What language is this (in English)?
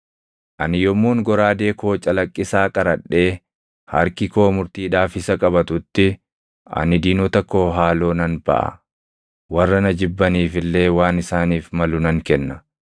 Oromo